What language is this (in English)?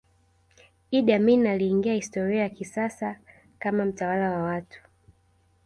Swahili